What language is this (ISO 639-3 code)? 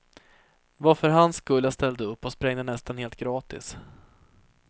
swe